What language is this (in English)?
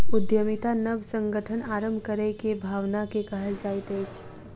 Maithili